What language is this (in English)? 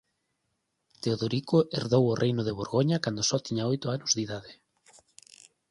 Galician